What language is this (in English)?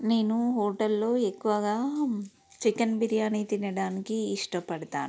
Telugu